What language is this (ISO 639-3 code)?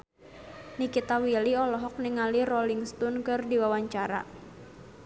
sun